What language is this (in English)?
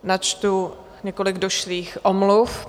Czech